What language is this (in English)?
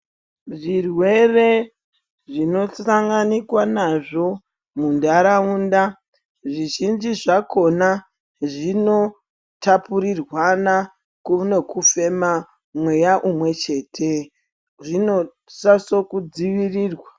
Ndau